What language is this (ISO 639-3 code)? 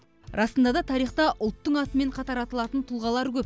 kaz